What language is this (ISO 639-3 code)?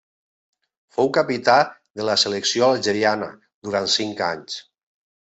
cat